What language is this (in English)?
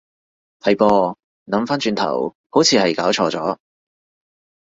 Cantonese